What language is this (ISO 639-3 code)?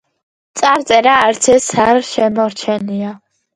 kat